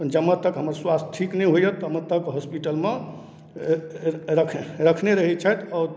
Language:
Maithili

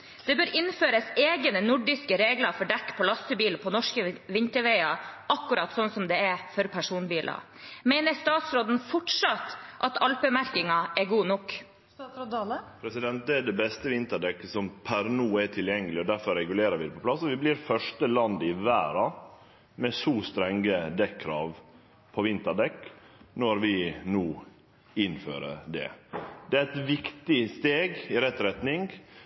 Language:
Norwegian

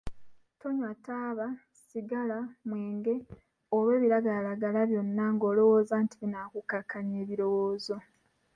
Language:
Ganda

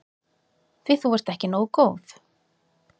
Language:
Icelandic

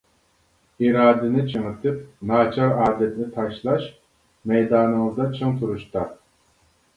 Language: Uyghur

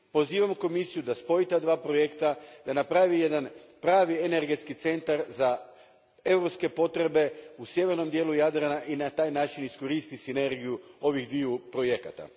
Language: Croatian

